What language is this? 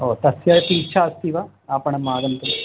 Sanskrit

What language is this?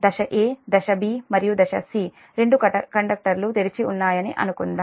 Telugu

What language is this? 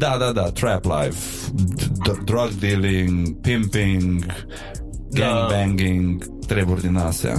Romanian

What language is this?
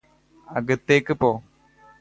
Malayalam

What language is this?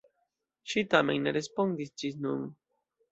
Esperanto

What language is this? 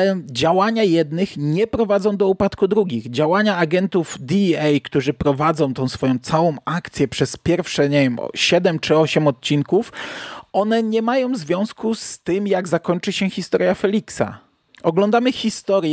Polish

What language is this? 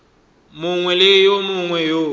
Northern Sotho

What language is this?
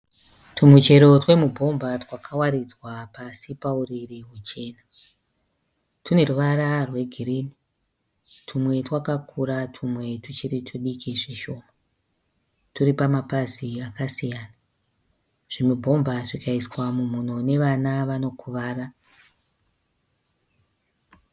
Shona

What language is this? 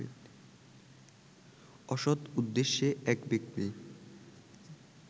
Bangla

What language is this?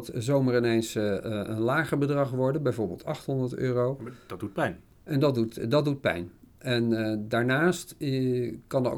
Dutch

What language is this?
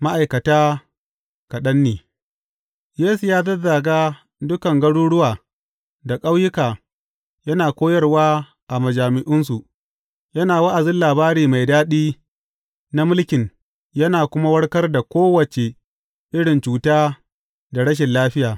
Hausa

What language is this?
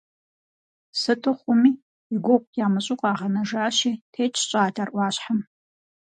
Kabardian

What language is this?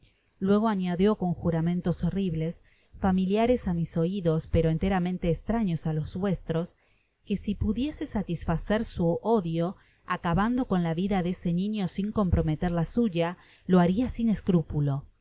Spanish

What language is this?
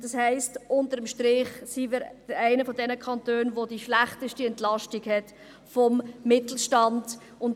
Swiss German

